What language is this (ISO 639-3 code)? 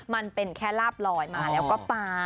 tha